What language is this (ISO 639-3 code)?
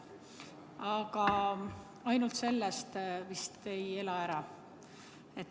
est